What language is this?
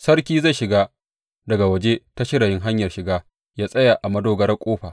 Hausa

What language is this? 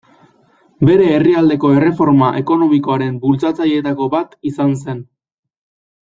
Basque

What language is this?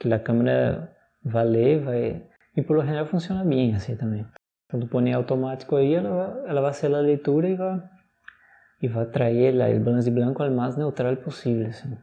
Portuguese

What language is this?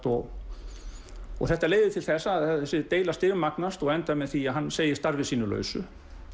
Icelandic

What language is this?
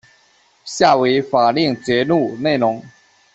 Chinese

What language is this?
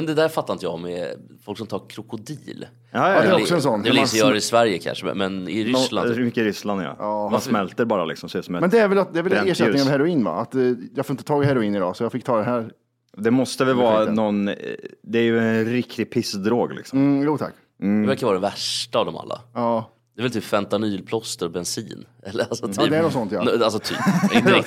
Swedish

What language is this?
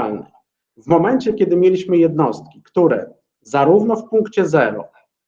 Polish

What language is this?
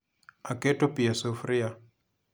Luo (Kenya and Tanzania)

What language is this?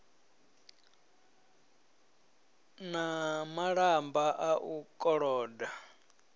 Venda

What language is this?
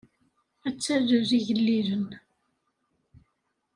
Kabyle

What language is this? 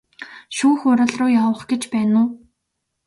Mongolian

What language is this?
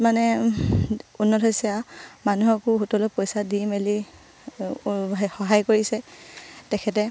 Assamese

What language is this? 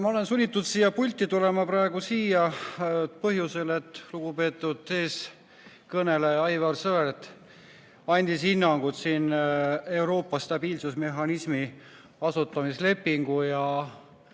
Estonian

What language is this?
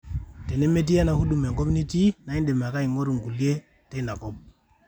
Masai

